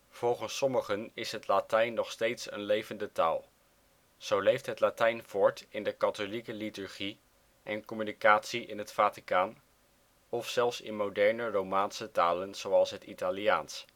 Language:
Dutch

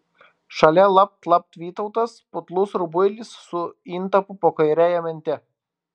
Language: Lithuanian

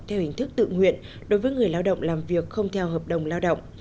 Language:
Vietnamese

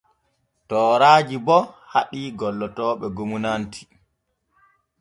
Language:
Borgu Fulfulde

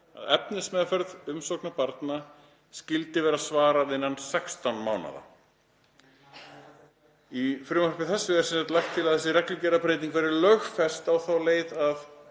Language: Icelandic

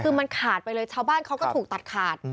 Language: Thai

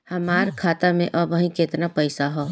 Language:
Bhojpuri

